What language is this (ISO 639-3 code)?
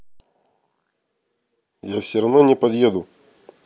rus